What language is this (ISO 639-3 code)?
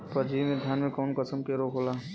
bho